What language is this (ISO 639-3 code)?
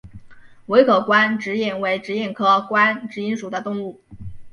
zho